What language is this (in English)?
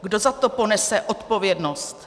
Czech